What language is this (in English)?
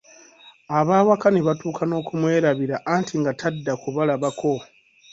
Ganda